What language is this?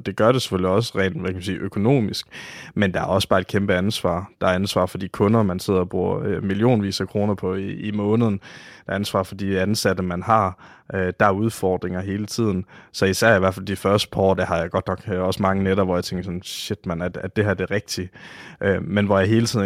Danish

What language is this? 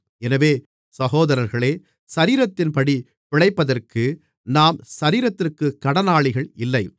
Tamil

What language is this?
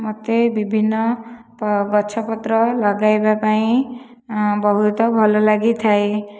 Odia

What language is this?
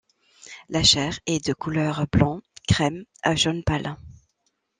French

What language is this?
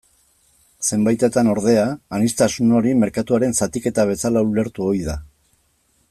Basque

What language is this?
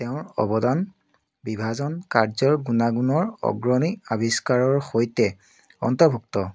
Assamese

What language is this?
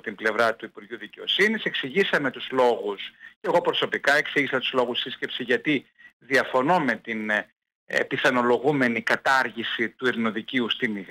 Greek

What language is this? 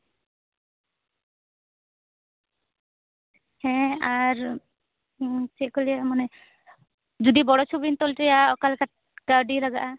Santali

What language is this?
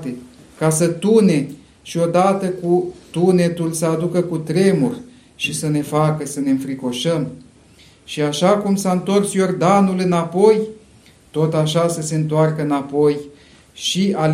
Romanian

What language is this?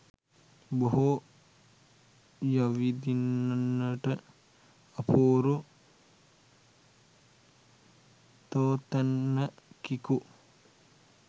Sinhala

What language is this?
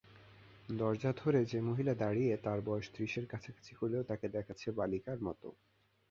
Bangla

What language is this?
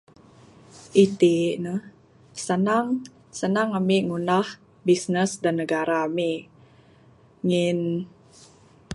Bukar-Sadung Bidayuh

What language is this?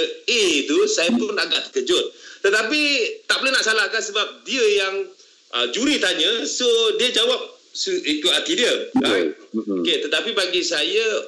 Malay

